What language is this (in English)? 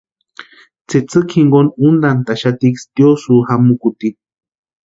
Western Highland Purepecha